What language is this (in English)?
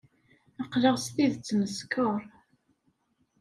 Kabyle